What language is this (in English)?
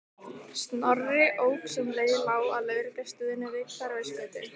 Icelandic